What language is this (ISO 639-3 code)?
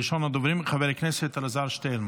heb